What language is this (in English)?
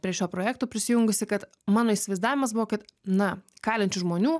Lithuanian